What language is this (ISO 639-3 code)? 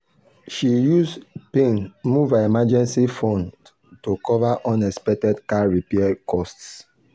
pcm